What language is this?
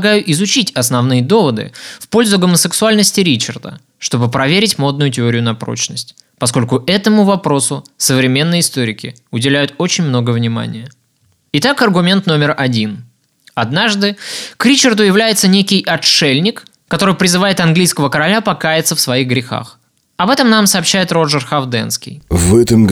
Russian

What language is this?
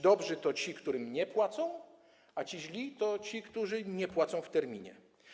Polish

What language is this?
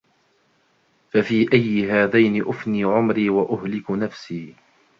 Arabic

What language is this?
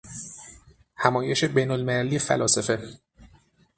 Persian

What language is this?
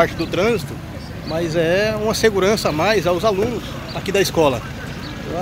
Portuguese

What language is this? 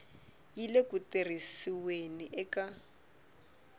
Tsonga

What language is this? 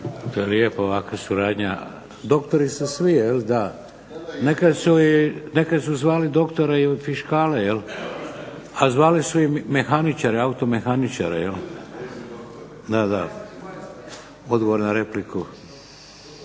Croatian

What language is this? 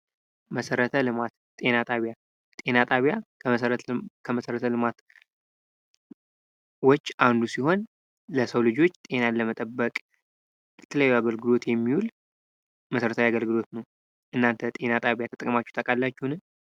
Amharic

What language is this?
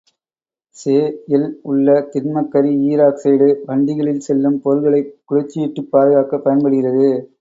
Tamil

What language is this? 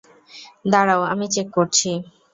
Bangla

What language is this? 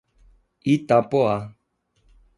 Portuguese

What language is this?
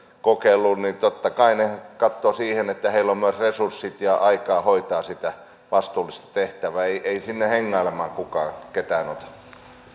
Finnish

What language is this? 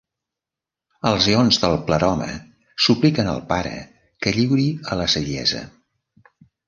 Catalan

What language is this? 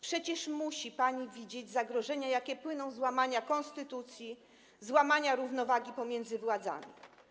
Polish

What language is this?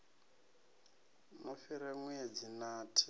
Venda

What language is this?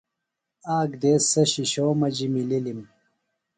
Phalura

